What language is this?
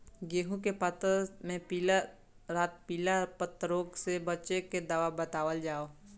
Bhojpuri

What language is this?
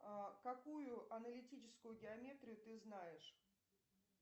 Russian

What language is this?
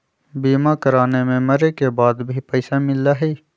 Magahi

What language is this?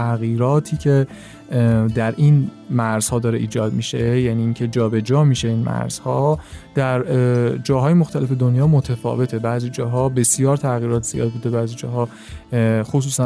Persian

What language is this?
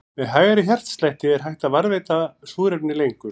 Icelandic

